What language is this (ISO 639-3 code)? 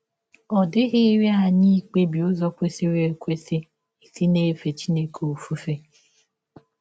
ibo